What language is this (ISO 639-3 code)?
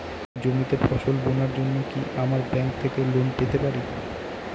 ben